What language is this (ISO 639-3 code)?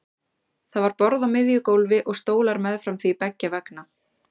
isl